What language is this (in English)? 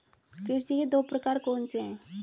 Hindi